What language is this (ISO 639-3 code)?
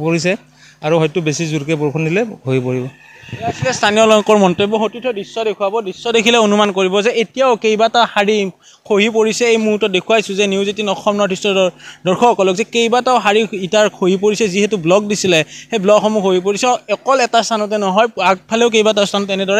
ben